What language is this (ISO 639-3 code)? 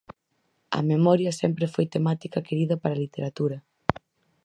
glg